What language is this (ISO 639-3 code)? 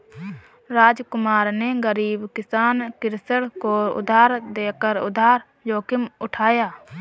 hin